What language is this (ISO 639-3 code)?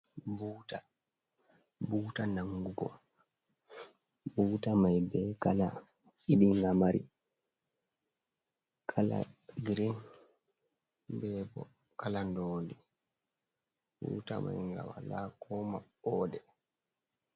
ful